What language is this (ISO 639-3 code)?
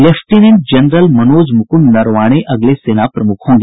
hin